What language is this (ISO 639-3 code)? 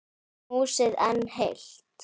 isl